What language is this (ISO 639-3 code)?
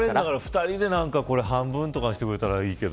jpn